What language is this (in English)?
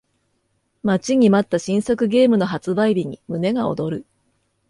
Japanese